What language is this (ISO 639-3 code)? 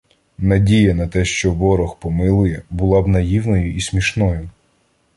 ukr